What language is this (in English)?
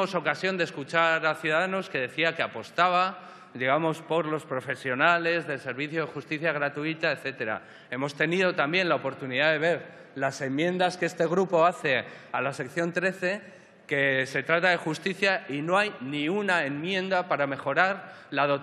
Spanish